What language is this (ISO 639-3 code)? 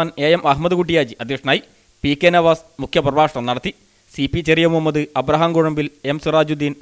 mal